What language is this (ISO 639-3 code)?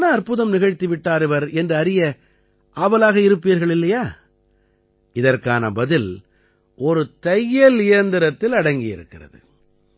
tam